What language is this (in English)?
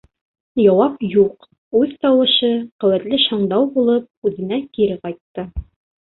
Bashkir